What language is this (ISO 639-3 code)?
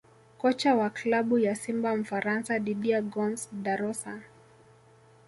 swa